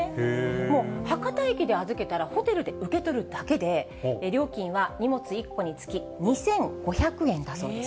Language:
Japanese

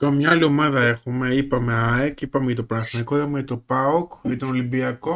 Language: Greek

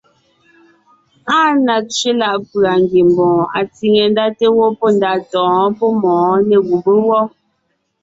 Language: Ngiemboon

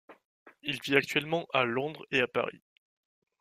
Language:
French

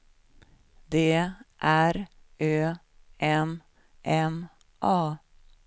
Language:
Swedish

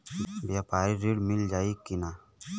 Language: Bhojpuri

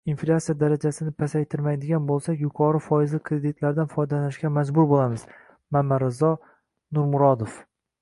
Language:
Uzbek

